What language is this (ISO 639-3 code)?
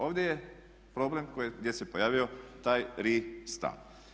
hrv